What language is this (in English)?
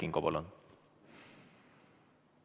Estonian